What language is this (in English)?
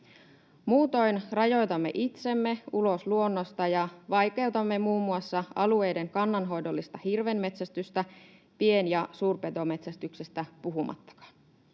Finnish